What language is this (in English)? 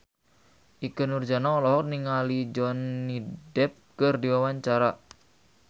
Sundanese